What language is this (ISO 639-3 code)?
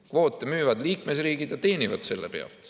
est